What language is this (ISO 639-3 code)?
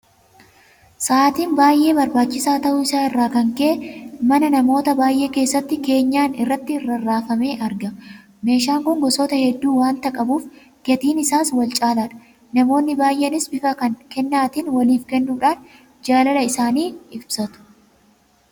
orm